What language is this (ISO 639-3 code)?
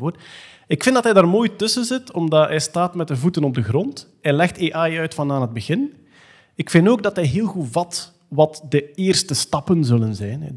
nld